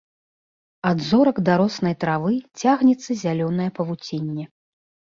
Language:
Belarusian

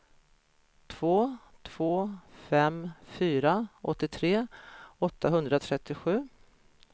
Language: Swedish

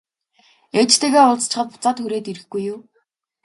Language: Mongolian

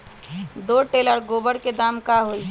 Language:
Magahi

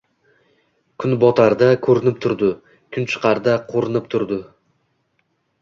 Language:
Uzbek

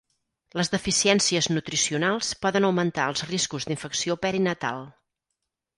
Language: Catalan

